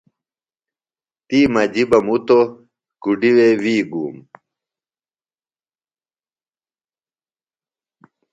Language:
Phalura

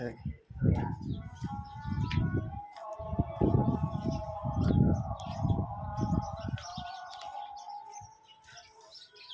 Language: Maithili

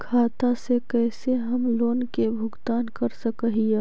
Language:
Magahi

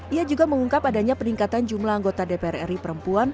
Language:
Indonesian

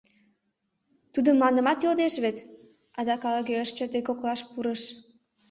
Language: Mari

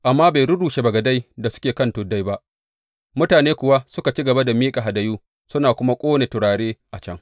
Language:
Hausa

